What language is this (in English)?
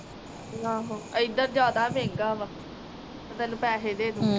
Punjabi